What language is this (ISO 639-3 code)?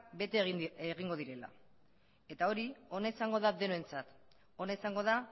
eus